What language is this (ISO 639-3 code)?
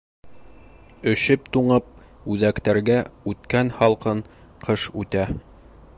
bak